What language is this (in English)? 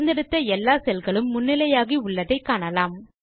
Tamil